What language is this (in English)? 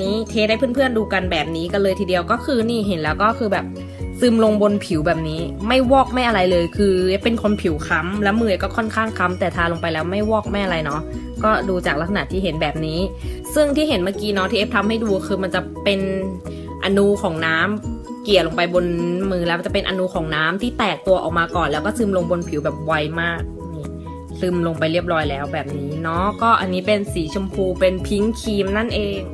Thai